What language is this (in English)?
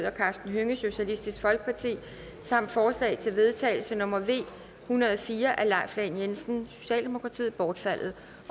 Danish